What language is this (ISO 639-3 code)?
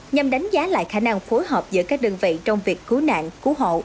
vie